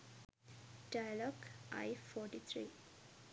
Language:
Sinhala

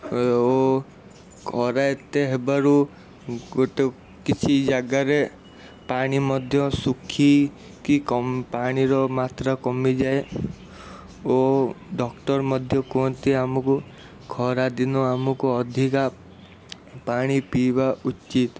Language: Odia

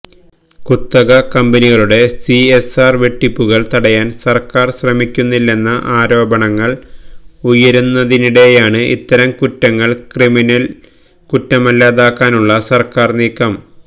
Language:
Malayalam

